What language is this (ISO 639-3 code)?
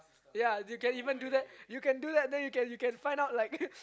eng